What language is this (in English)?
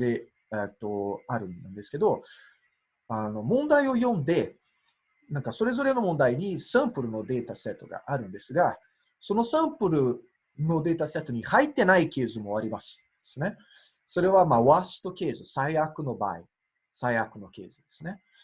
Japanese